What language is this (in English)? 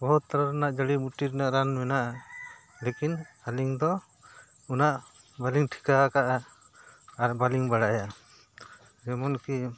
Santali